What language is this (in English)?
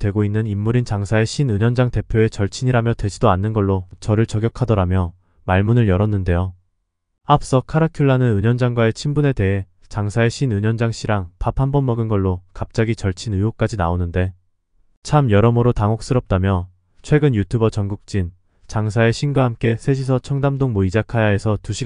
Korean